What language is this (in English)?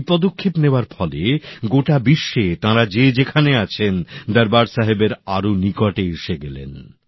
Bangla